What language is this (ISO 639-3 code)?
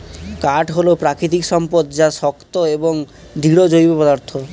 ben